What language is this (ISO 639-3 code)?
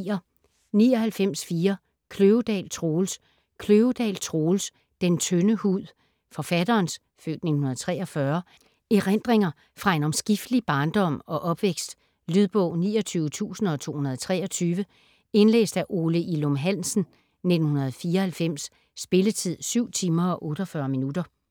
dan